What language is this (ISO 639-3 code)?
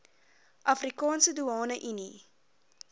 afr